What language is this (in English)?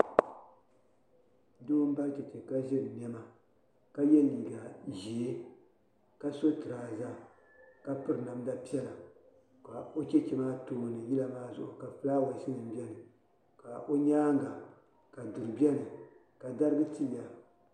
Dagbani